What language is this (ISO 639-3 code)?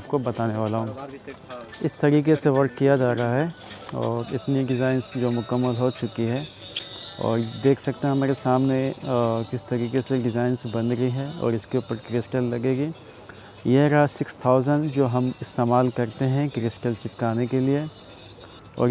hin